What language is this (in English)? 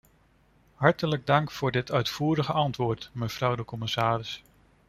Dutch